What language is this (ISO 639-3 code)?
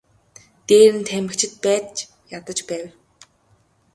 mon